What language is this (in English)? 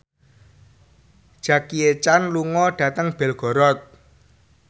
Javanese